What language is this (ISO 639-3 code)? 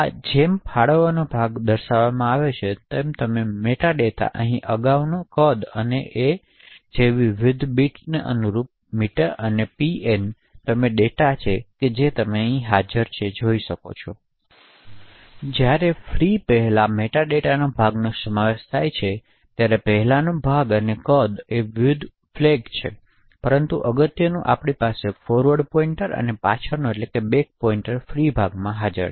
guj